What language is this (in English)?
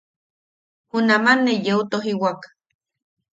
Yaqui